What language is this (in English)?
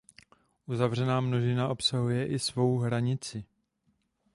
Czech